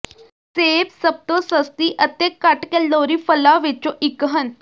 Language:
Punjabi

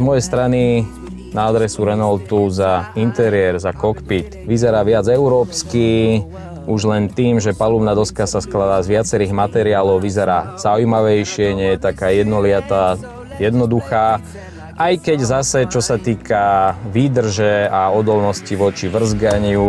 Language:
Slovak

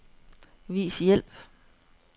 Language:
Danish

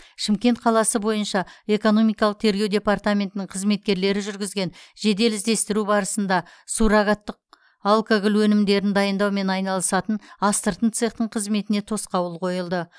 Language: Kazakh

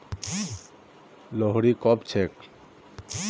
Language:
Magahi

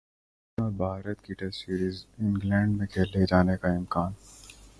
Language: Urdu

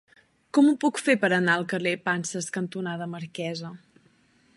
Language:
Catalan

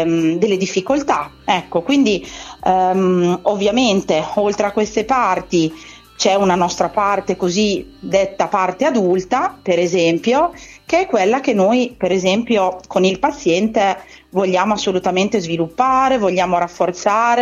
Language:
Italian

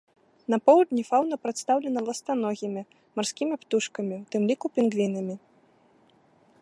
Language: Belarusian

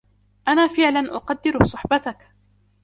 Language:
Arabic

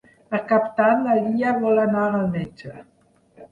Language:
Catalan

